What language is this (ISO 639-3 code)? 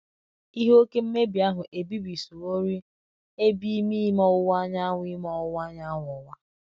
ibo